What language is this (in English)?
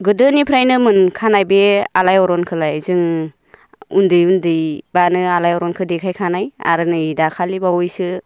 Bodo